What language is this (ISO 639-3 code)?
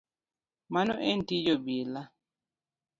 luo